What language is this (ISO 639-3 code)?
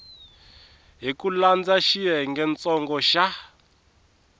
tso